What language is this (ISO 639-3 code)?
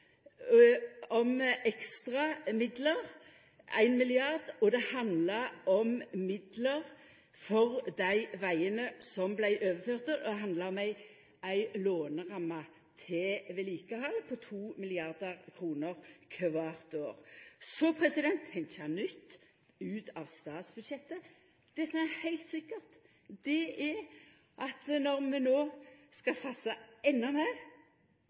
nno